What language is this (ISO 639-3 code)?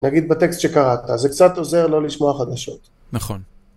heb